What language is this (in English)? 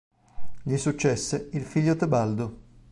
Italian